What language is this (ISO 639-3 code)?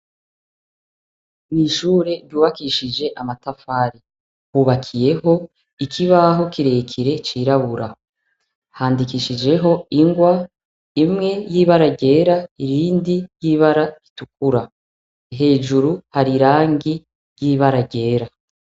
run